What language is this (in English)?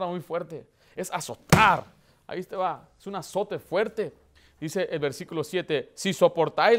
Spanish